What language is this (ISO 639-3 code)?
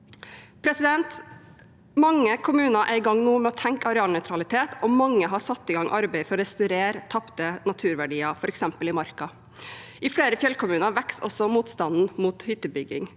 nor